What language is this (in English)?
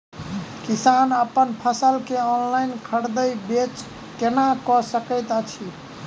Maithili